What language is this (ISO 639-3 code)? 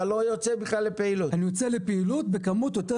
heb